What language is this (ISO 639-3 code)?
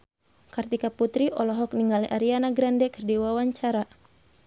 sun